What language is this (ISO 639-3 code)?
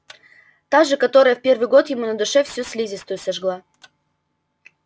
rus